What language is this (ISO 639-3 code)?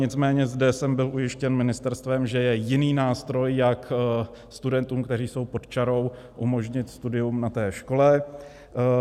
ces